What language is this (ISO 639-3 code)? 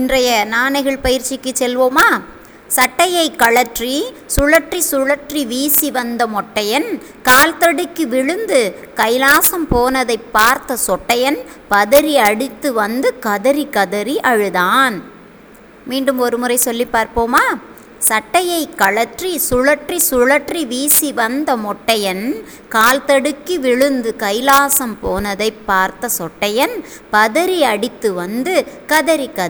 tam